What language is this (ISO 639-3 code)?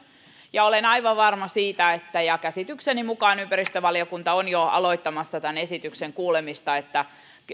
fin